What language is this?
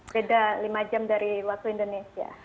Indonesian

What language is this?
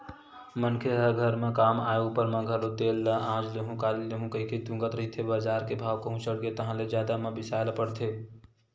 Chhattisgarhi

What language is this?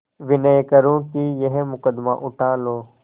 Hindi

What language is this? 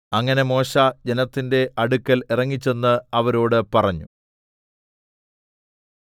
Malayalam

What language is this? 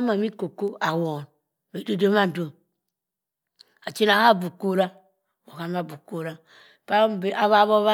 Cross River Mbembe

